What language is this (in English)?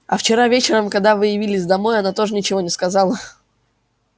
Russian